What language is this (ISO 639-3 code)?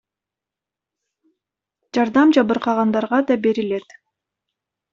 kir